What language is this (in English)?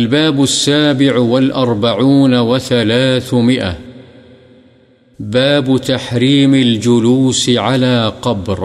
Urdu